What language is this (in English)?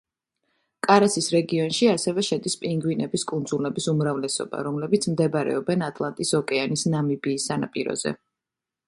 Georgian